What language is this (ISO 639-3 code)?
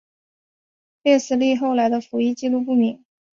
zho